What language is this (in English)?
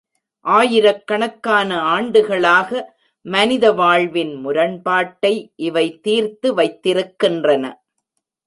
Tamil